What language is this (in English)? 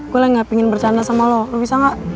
Indonesian